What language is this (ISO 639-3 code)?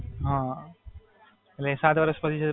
guj